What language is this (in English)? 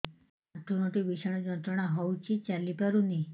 Odia